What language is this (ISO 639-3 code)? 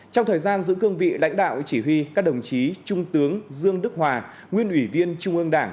vie